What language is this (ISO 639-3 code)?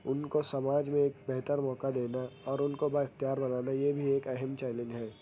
urd